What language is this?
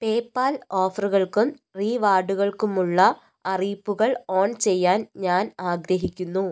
Malayalam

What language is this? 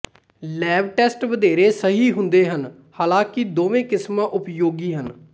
Punjabi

